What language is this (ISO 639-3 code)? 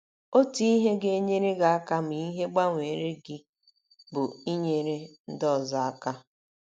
ibo